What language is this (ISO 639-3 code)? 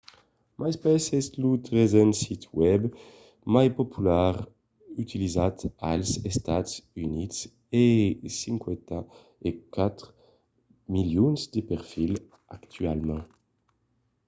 oci